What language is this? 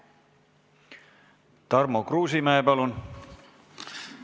Estonian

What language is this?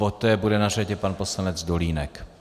Czech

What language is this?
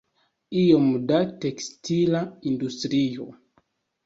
Esperanto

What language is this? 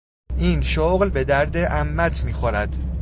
Persian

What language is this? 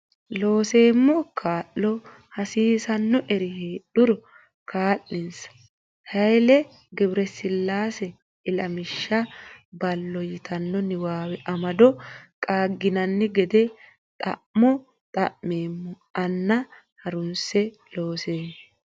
Sidamo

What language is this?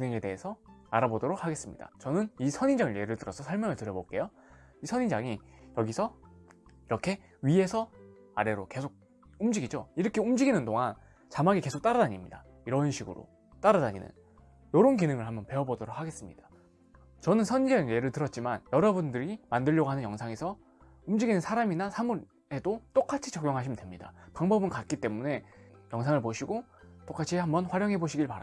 Korean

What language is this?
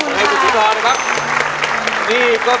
Thai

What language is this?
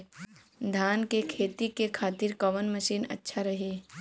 Bhojpuri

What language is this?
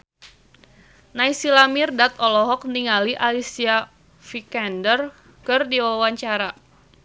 Sundanese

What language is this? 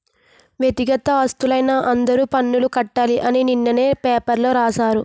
Telugu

